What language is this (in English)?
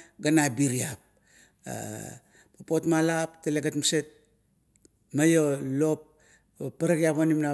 Kuot